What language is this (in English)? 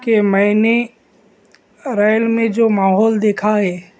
Urdu